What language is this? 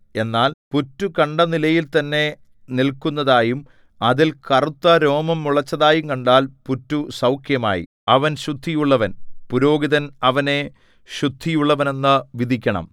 Malayalam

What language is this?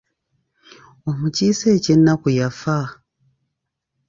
Ganda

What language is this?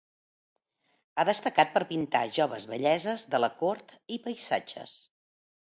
Catalan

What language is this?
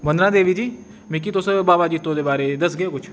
Dogri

